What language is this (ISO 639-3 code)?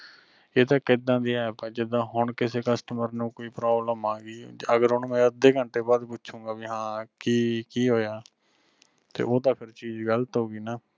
pan